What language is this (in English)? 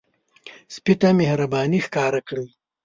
Pashto